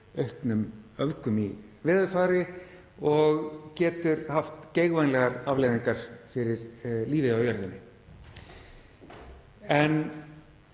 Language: Icelandic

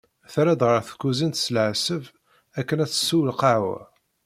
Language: Kabyle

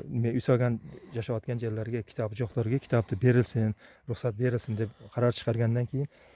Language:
Turkish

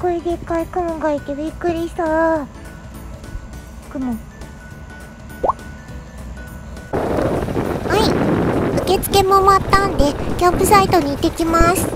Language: Japanese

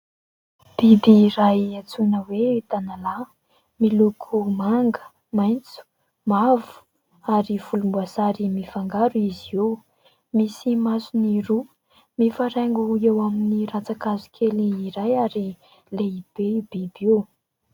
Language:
Malagasy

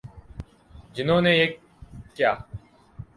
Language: Urdu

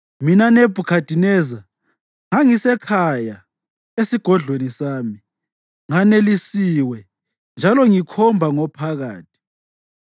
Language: North Ndebele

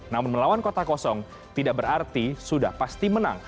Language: Indonesian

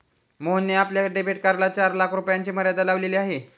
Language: Marathi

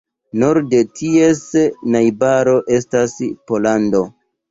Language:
Esperanto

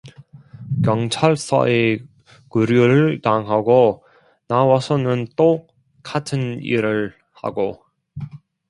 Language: Korean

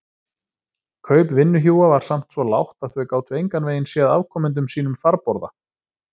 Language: Icelandic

